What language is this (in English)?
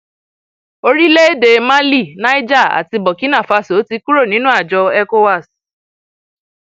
Yoruba